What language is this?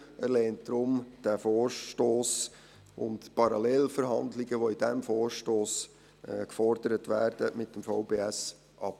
Swiss German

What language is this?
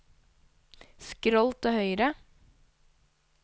Norwegian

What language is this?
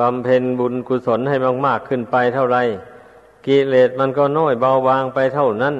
Thai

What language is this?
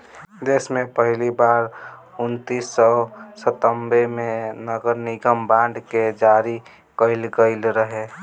Bhojpuri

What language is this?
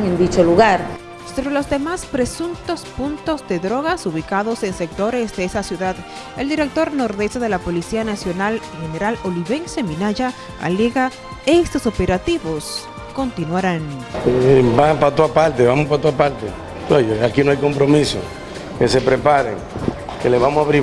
Spanish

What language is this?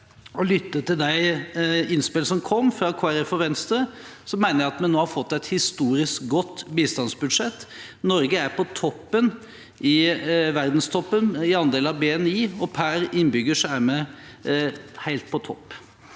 Norwegian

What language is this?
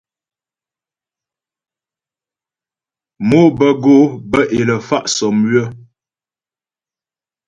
Ghomala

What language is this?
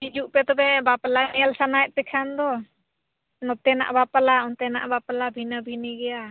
Santali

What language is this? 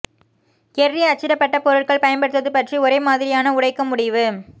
Tamil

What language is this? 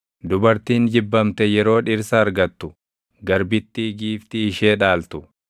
Oromo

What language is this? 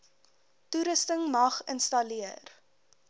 Afrikaans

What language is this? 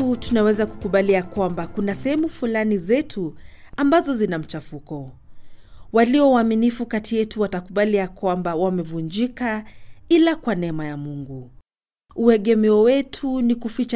Swahili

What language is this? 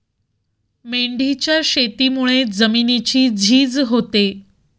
Marathi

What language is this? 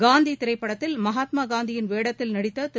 Tamil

